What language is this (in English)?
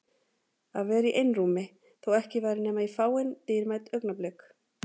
Icelandic